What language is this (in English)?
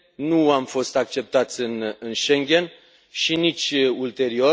Romanian